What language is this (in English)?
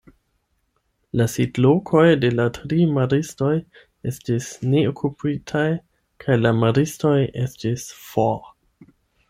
Esperanto